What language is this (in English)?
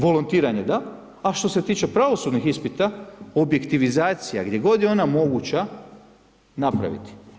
Croatian